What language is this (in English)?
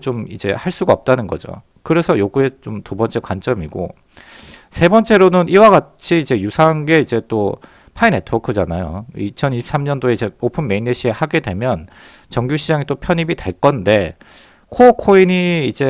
Korean